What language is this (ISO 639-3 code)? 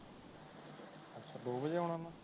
pan